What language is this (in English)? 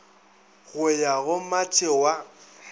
Northern Sotho